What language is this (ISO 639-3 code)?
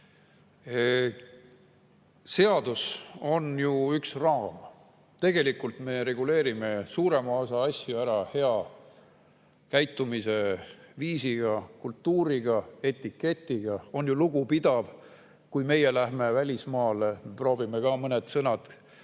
est